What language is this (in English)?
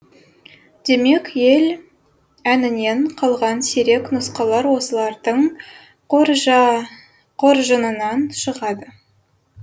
Kazakh